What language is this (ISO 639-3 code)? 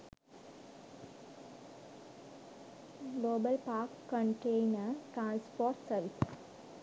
sin